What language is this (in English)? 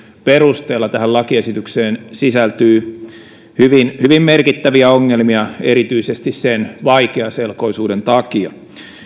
Finnish